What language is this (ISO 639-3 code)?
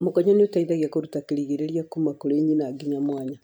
kik